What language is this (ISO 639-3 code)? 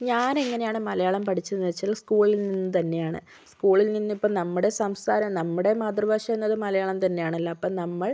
mal